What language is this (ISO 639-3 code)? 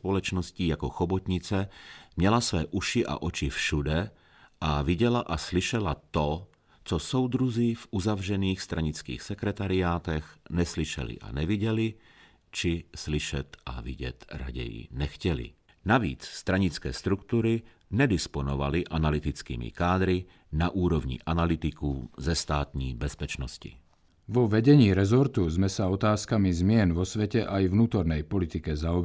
ces